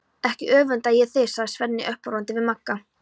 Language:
Icelandic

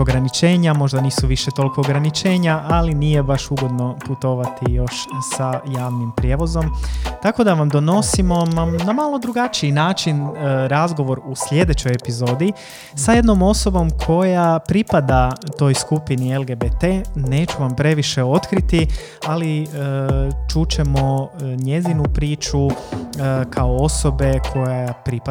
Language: Croatian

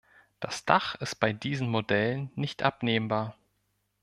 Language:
German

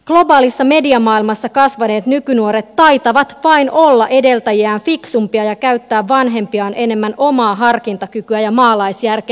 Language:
Finnish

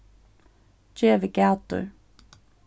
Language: Faroese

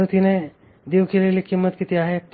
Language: Marathi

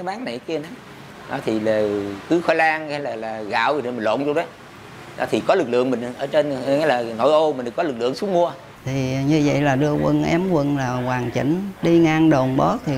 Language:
Vietnamese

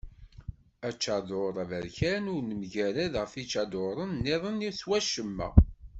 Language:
Kabyle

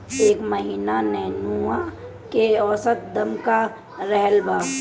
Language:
Bhojpuri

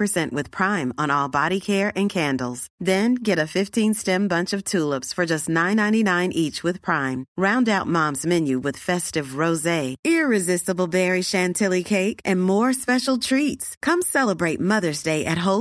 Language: Filipino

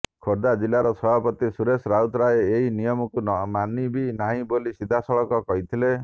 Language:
Odia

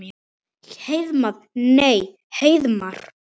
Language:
Icelandic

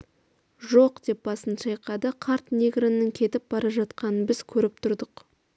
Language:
Kazakh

